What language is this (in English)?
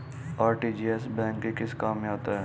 Hindi